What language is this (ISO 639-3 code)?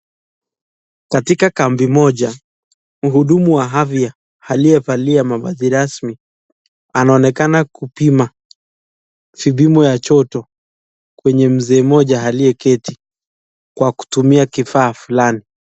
swa